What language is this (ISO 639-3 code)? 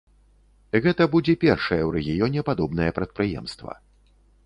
bel